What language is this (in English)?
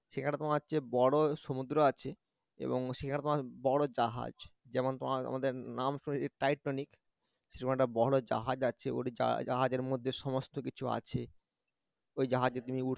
Bangla